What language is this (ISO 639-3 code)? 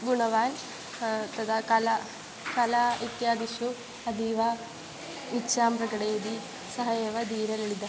san